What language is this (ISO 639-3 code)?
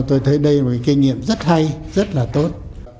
vie